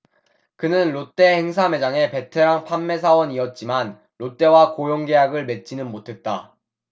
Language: Korean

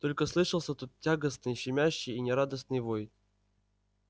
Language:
Russian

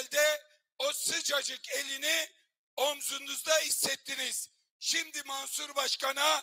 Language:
Turkish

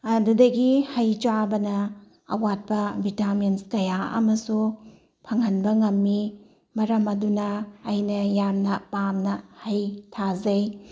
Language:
Manipuri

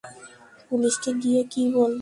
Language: Bangla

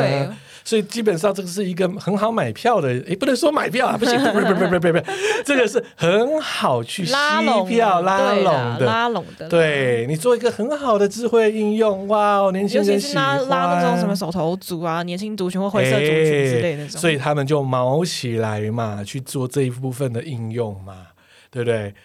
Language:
Chinese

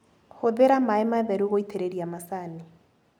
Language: Kikuyu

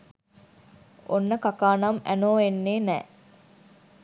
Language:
Sinhala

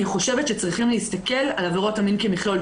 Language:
Hebrew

